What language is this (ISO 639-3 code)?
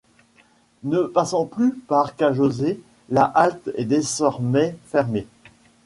fra